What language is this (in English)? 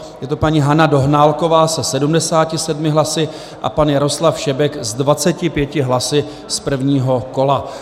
Czech